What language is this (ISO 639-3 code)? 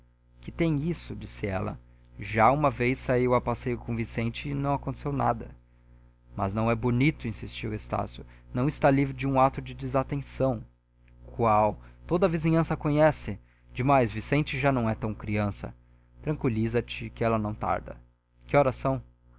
por